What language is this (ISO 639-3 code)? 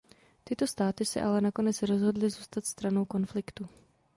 ces